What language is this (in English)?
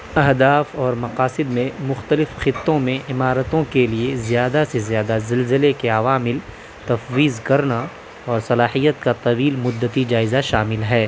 Urdu